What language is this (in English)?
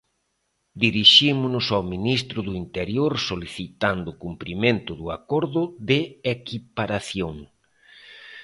Galician